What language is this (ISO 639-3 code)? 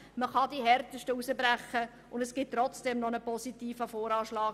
gsw